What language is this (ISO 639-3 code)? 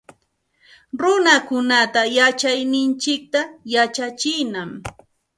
qxt